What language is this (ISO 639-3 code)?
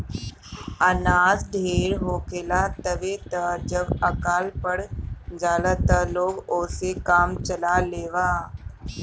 bho